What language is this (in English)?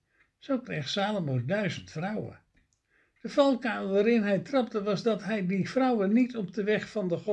Dutch